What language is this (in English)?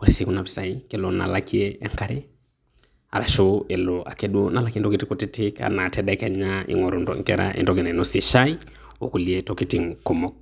Masai